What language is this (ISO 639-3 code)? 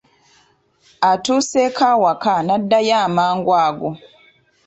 lug